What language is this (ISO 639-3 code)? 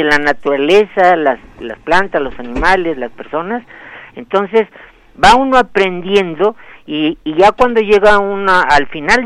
spa